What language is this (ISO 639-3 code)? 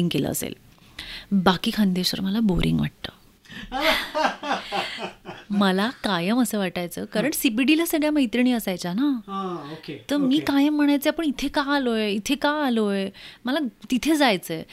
mar